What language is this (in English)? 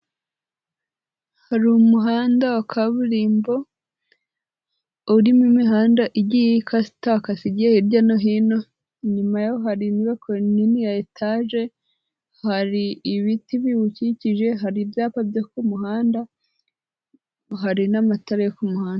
Kinyarwanda